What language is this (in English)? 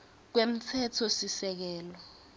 Swati